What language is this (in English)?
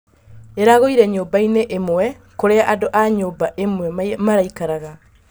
Kikuyu